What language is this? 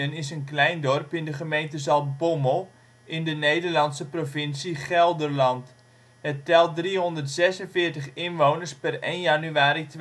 Dutch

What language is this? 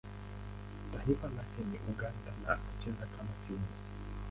Swahili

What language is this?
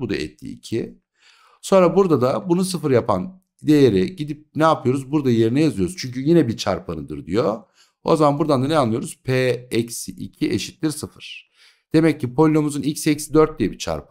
Turkish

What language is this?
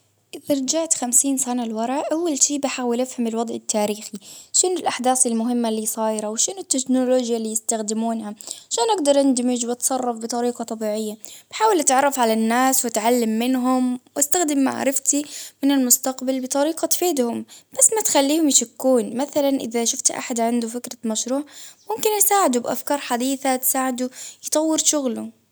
Baharna Arabic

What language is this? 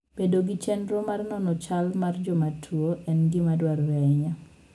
Luo (Kenya and Tanzania)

